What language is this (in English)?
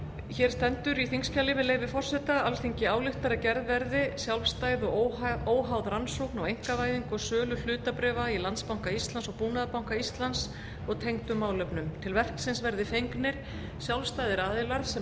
Icelandic